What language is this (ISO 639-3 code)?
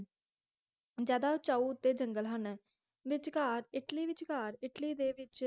pan